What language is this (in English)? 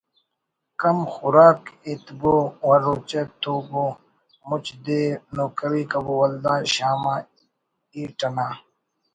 Brahui